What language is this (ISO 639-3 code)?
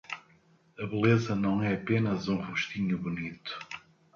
por